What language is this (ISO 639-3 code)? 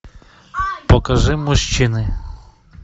rus